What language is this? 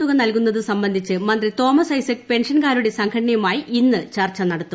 Malayalam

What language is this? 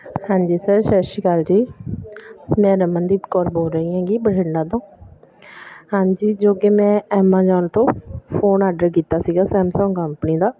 Punjabi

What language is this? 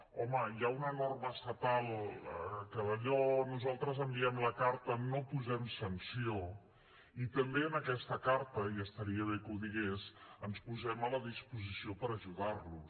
Catalan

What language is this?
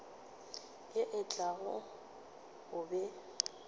Northern Sotho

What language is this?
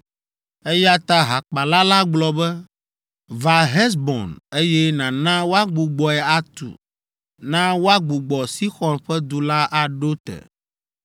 Ewe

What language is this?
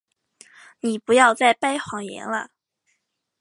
Chinese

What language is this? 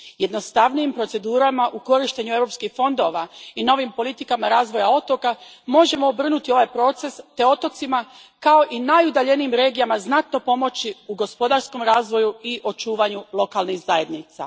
Croatian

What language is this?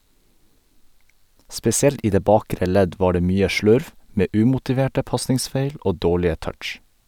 Norwegian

